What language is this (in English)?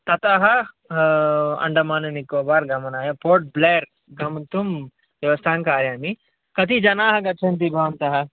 Sanskrit